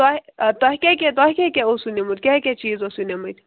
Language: Kashmiri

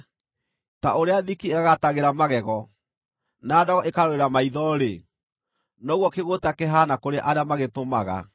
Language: Kikuyu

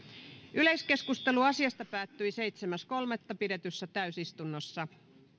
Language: Finnish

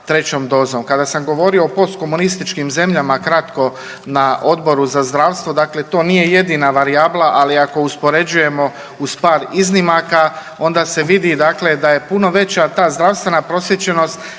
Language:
Croatian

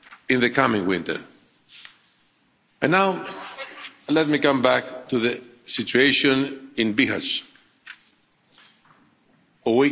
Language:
English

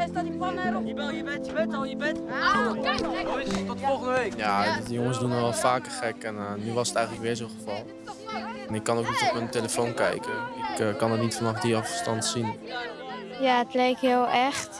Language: Dutch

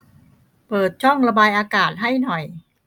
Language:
Thai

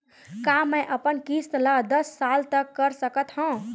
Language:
Chhattisgarhi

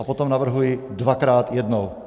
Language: Czech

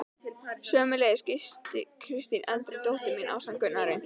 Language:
Icelandic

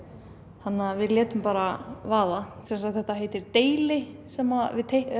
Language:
Icelandic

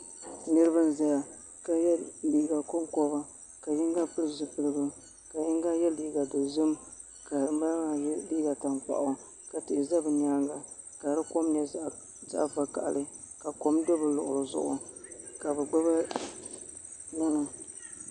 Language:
Dagbani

